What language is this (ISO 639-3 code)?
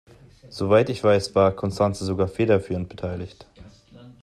deu